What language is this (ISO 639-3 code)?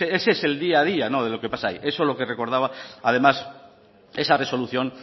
spa